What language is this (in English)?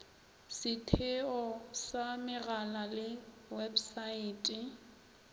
Northern Sotho